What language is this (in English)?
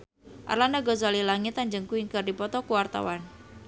Sundanese